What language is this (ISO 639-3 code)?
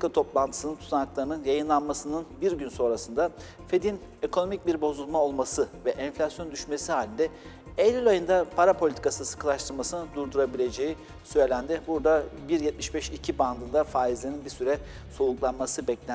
tur